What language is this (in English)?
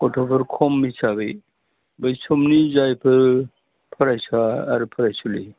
Bodo